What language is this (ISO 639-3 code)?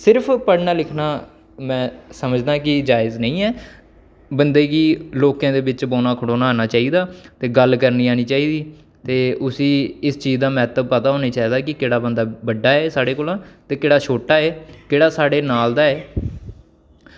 doi